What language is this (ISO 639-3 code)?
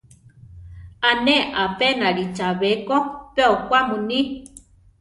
tar